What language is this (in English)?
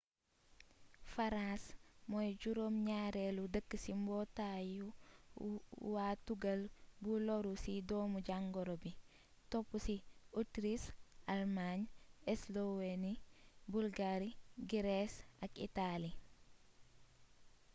Wolof